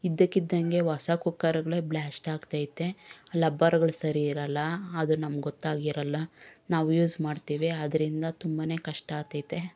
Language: Kannada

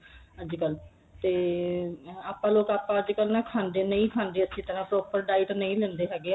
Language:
Punjabi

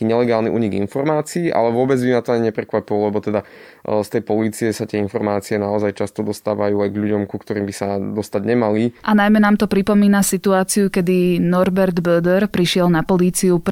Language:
Slovak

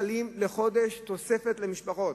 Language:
Hebrew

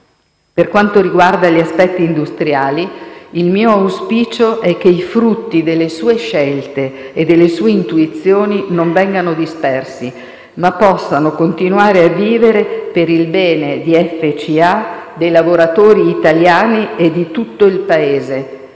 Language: Italian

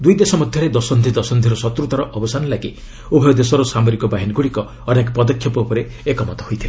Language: Odia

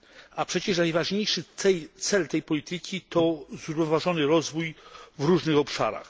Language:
Polish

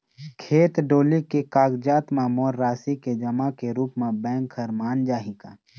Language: Chhattisgarhi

